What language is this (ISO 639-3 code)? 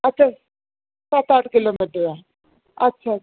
doi